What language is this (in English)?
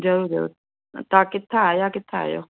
Sindhi